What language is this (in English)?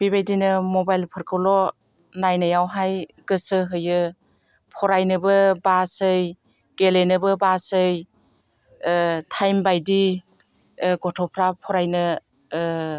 Bodo